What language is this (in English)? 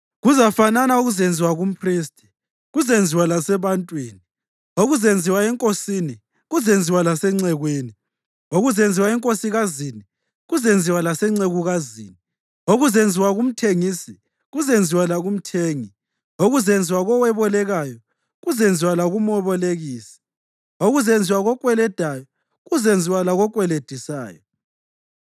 North Ndebele